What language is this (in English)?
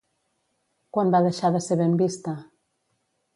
Catalan